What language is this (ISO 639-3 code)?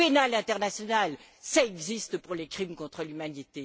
fra